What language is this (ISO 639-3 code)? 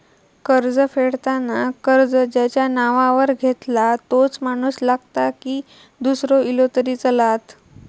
mar